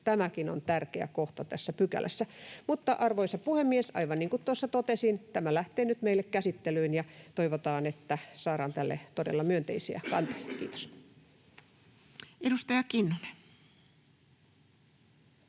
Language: Finnish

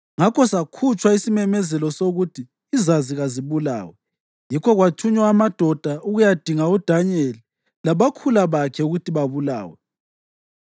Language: North Ndebele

